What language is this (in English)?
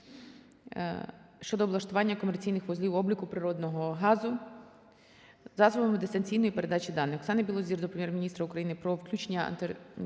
Ukrainian